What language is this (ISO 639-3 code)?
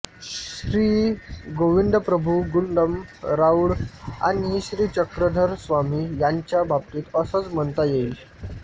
mar